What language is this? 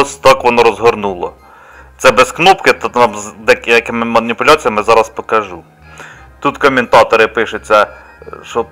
Ukrainian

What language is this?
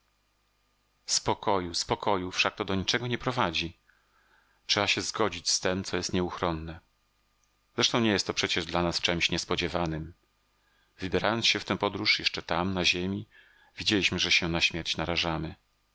Polish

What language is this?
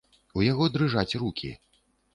Belarusian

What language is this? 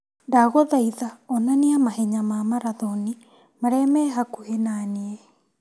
Kikuyu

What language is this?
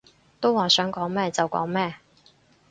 Cantonese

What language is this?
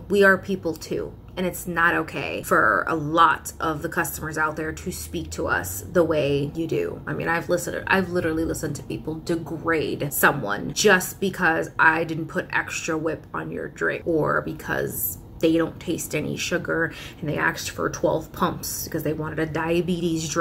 English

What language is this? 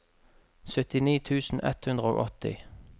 Norwegian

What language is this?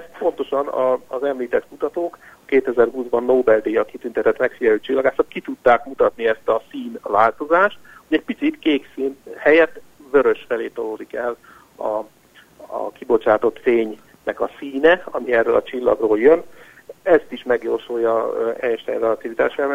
Hungarian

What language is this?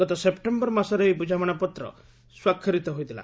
Odia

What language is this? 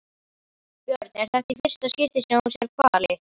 Icelandic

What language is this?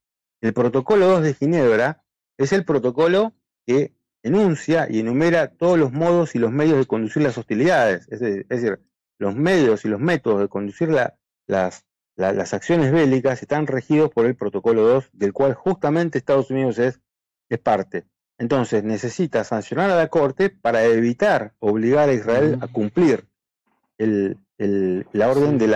Spanish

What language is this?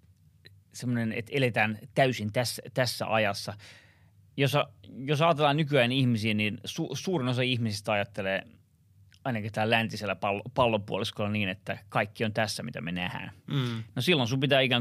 Finnish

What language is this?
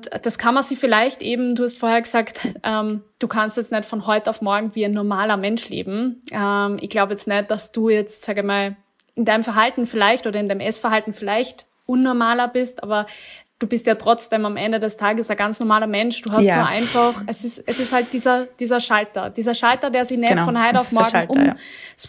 German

